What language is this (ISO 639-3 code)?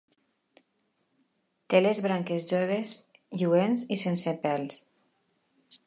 cat